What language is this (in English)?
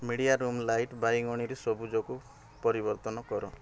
Odia